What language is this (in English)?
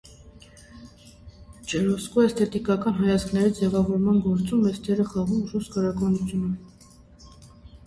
Armenian